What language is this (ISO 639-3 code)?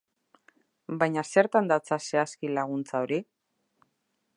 eus